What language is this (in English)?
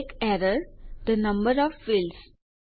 Gujarati